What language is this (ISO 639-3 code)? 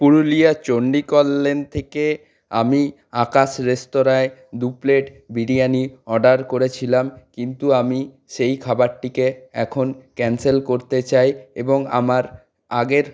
ben